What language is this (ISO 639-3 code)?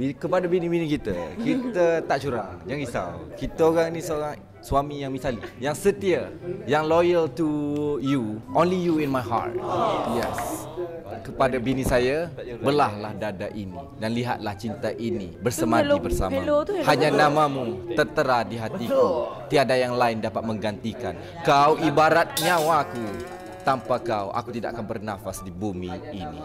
msa